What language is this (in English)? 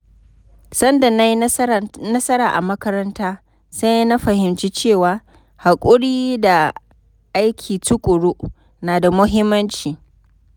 Hausa